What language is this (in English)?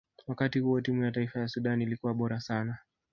Swahili